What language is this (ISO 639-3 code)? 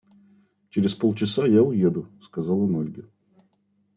rus